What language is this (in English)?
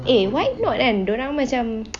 English